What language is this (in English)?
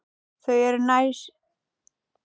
Icelandic